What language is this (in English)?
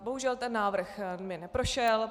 Czech